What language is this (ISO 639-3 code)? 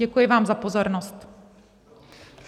ces